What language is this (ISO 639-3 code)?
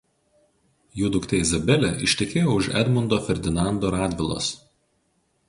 lit